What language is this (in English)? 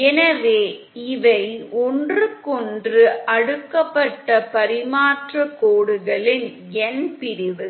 Tamil